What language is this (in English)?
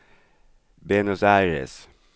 Swedish